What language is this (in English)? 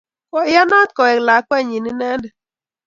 Kalenjin